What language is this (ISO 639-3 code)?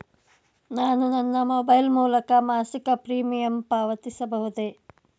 kan